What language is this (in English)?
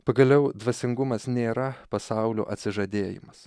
Lithuanian